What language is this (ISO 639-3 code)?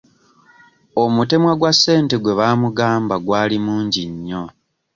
lug